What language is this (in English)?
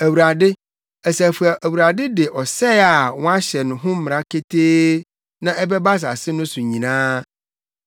Akan